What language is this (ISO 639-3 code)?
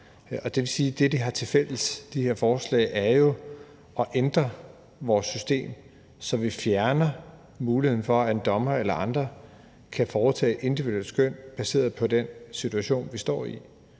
dan